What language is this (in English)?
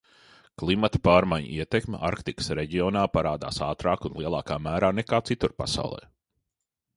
Latvian